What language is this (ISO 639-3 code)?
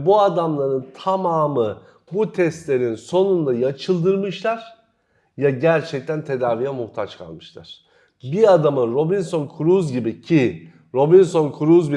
tur